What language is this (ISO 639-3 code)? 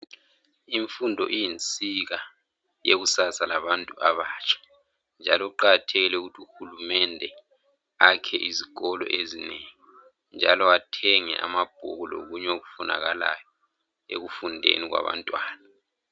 nde